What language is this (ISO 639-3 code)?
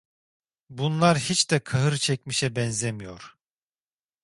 tur